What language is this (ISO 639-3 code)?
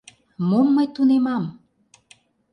chm